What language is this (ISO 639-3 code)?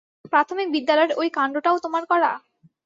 ben